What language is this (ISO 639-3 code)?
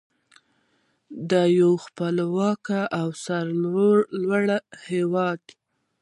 pus